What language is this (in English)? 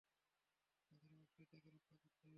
Bangla